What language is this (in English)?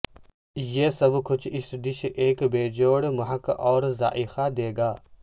Urdu